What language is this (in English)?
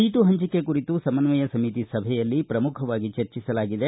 Kannada